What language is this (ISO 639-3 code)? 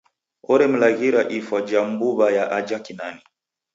dav